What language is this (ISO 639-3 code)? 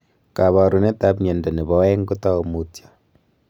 kln